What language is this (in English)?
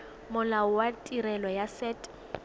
Tswana